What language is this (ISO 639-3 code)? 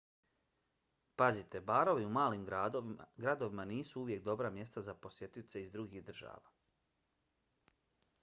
bos